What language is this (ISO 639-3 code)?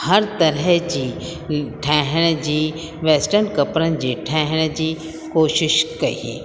snd